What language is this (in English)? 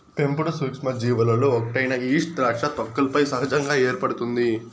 Telugu